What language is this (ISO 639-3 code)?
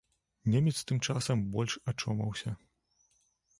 bel